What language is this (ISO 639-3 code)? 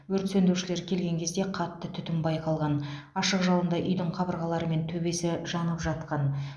kaz